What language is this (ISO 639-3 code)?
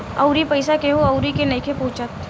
bho